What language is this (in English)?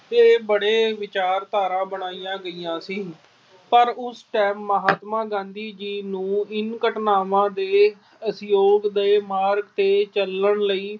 Punjabi